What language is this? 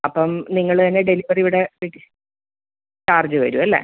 Malayalam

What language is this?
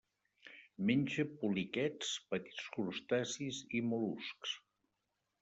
Catalan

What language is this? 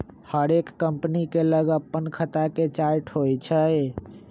Magahi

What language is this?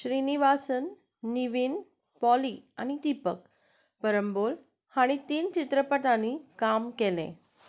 Konkani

